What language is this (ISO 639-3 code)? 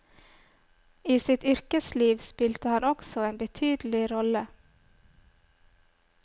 nor